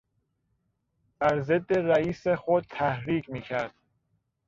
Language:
Persian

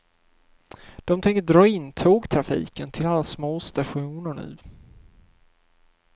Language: Swedish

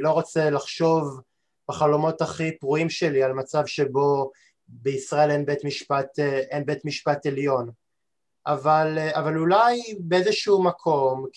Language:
Hebrew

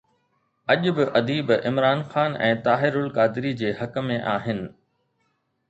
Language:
Sindhi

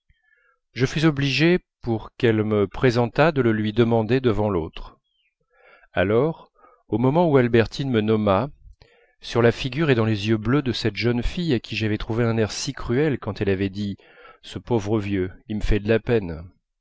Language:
French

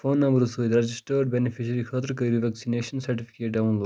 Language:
Kashmiri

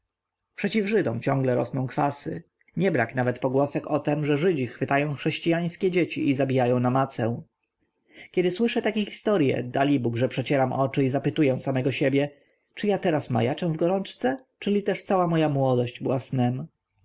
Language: Polish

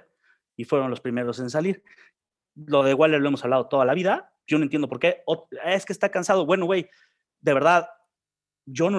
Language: Spanish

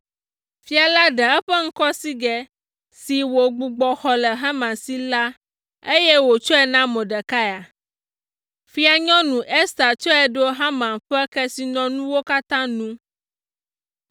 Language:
Ewe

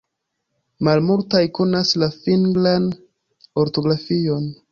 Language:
Esperanto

